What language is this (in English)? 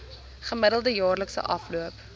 Afrikaans